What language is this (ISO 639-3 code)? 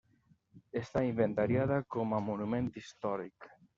cat